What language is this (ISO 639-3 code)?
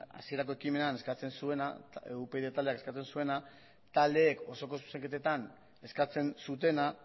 eus